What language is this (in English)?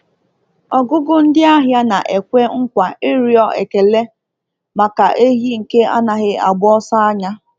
Igbo